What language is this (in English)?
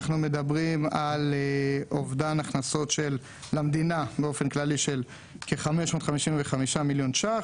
Hebrew